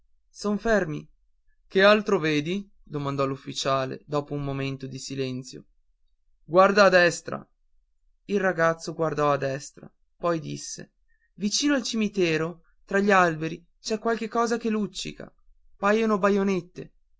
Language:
Italian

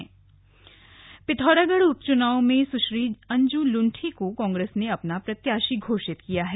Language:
Hindi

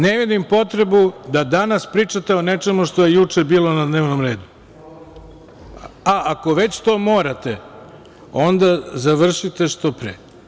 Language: Serbian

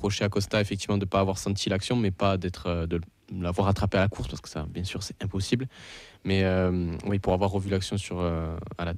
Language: French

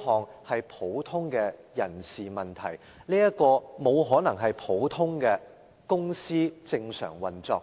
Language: Cantonese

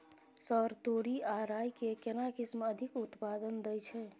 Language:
Maithili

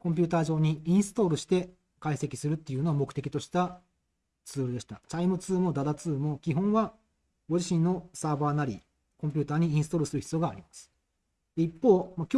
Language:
Japanese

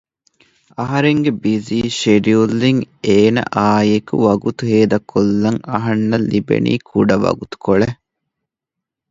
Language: Divehi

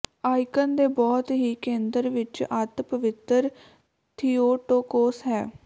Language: Punjabi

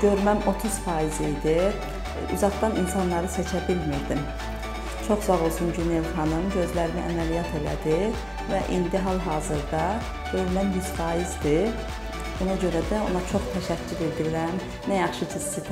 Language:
Turkish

